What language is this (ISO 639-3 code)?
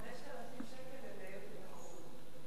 heb